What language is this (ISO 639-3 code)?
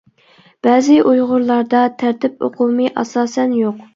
uig